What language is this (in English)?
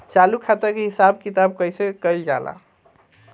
Bhojpuri